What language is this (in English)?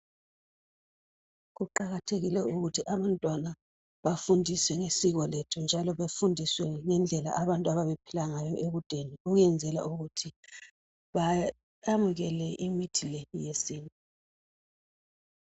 North Ndebele